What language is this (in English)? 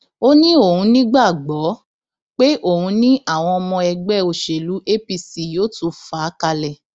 Yoruba